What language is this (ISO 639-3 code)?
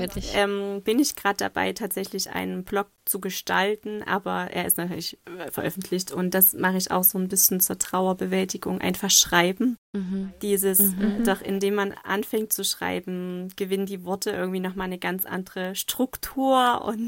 deu